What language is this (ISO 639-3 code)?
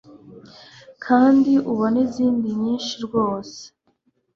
kin